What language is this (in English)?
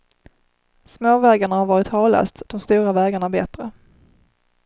Swedish